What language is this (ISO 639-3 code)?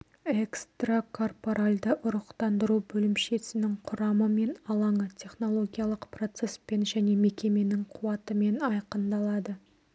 kaz